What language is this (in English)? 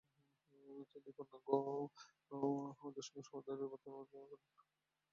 Bangla